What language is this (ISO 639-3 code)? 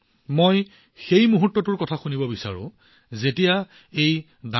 asm